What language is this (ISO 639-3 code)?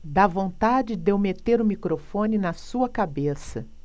por